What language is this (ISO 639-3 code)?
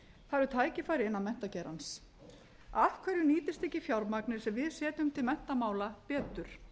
isl